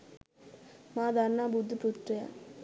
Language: Sinhala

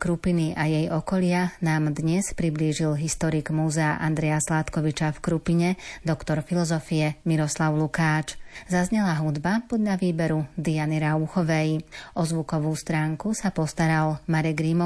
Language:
Slovak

